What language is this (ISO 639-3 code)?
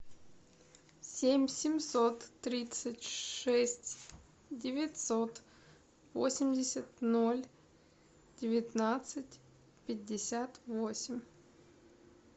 rus